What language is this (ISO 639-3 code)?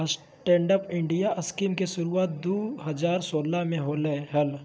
mag